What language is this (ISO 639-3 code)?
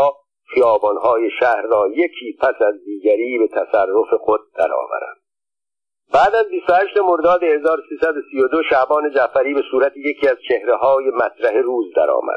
fas